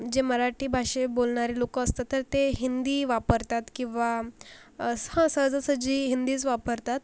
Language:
Marathi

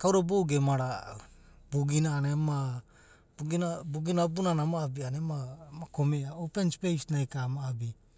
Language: Abadi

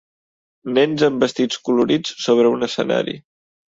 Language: Catalan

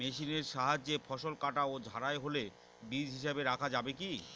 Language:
Bangla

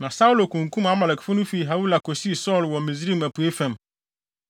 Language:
Akan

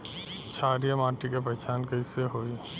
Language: Bhojpuri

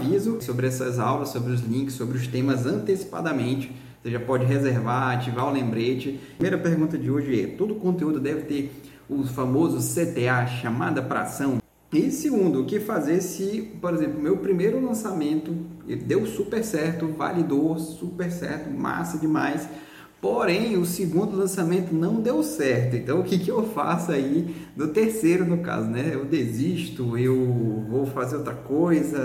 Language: Portuguese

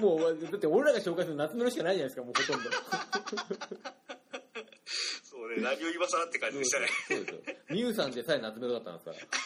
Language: Japanese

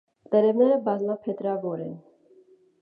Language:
Armenian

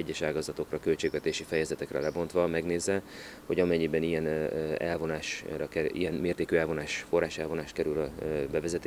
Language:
Hungarian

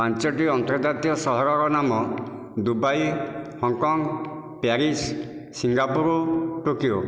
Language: Odia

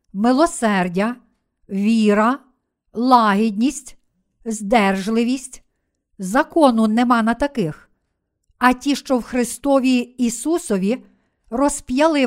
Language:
Ukrainian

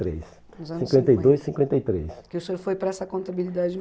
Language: Portuguese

